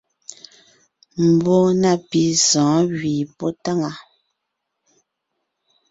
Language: Ngiemboon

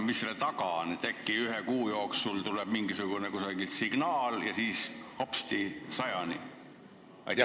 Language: Estonian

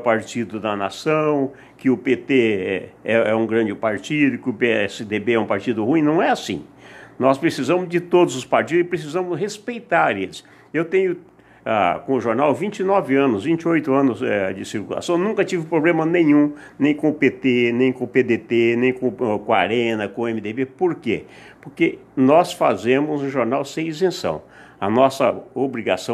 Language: Portuguese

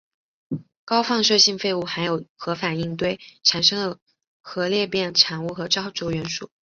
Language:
Chinese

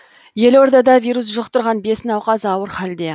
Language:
Kazakh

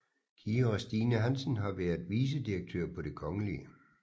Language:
Danish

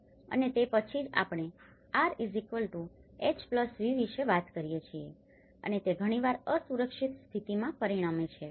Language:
Gujarati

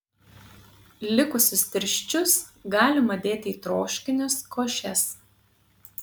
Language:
Lithuanian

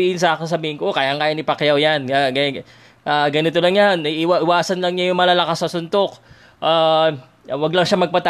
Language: Filipino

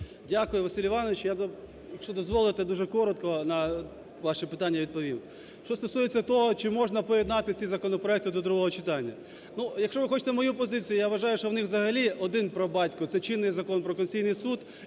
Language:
Ukrainian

